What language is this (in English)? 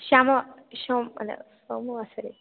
Sanskrit